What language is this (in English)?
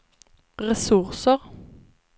Swedish